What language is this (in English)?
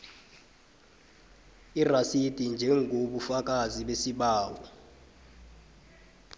South Ndebele